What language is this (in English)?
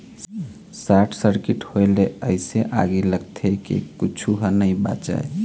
Chhattisgarhi